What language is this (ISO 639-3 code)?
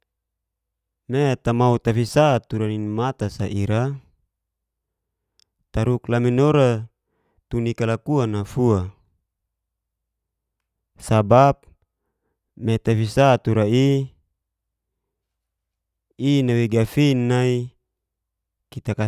ges